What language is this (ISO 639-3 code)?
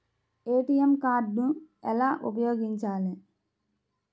tel